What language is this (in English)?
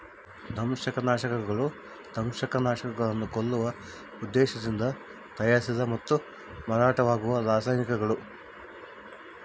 Kannada